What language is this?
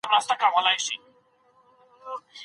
Pashto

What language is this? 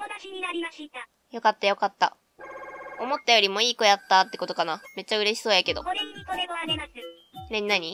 Japanese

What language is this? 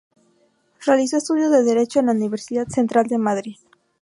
Spanish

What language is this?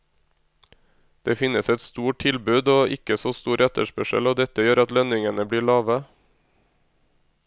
Norwegian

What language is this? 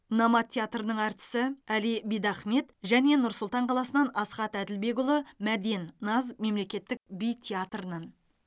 Kazakh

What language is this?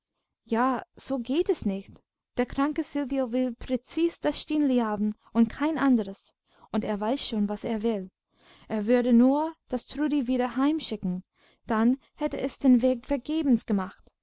German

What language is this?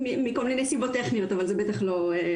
Hebrew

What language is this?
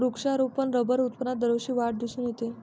Marathi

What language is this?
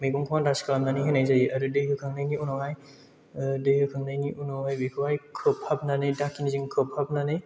Bodo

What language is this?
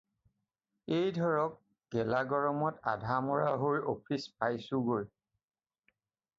Assamese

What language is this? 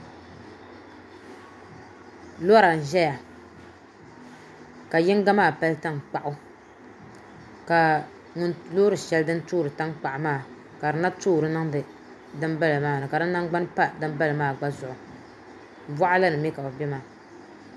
Dagbani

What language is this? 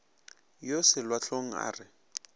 Northern Sotho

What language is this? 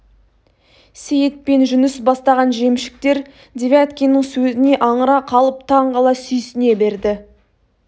Kazakh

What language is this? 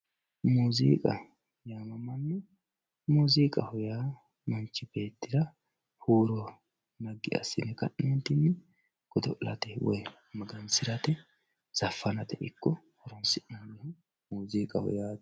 Sidamo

